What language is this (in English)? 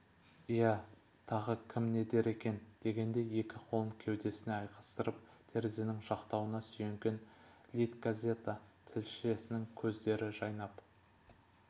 Kazakh